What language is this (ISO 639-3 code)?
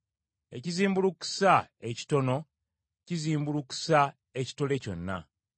lug